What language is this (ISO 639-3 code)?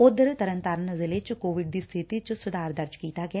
pan